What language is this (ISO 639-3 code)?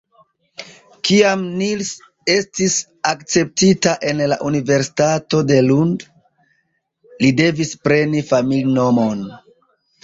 epo